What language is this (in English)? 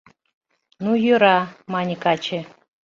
Mari